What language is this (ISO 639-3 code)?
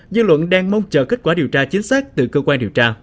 vie